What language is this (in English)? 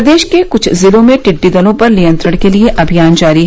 Hindi